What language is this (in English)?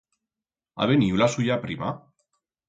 Aragonese